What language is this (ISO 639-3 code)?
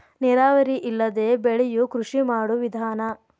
kan